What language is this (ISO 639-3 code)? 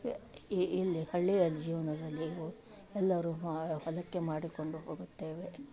kan